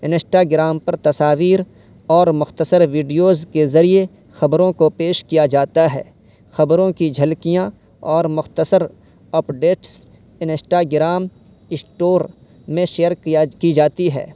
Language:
Urdu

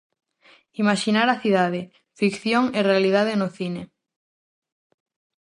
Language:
Galician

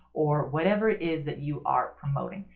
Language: English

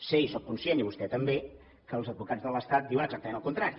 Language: Catalan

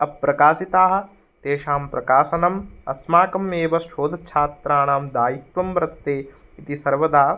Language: Sanskrit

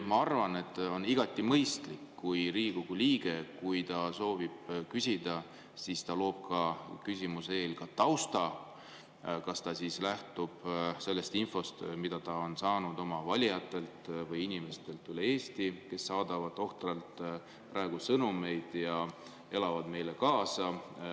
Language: Estonian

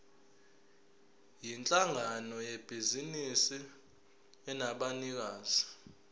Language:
Zulu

